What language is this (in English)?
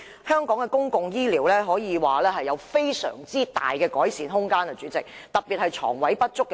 Cantonese